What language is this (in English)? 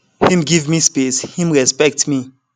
Nigerian Pidgin